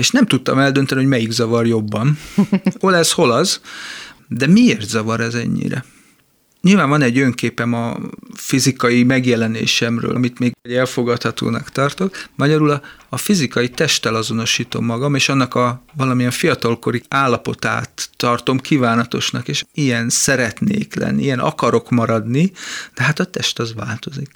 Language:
Hungarian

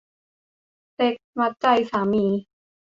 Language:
Thai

